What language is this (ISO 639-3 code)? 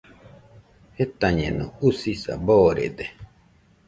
hux